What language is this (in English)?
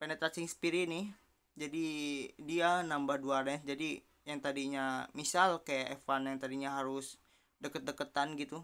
Indonesian